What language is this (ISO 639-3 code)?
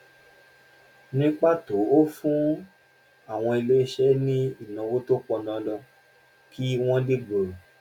yor